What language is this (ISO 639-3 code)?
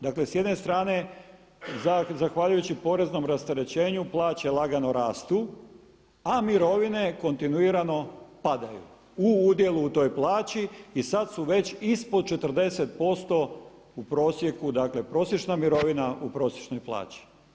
hrv